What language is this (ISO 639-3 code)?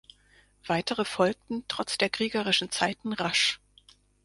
deu